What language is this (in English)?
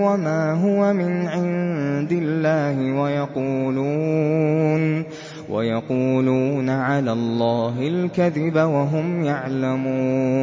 Arabic